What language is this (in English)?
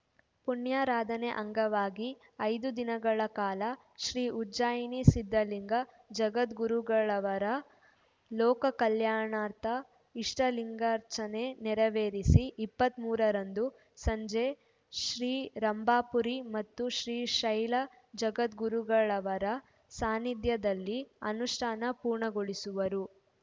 Kannada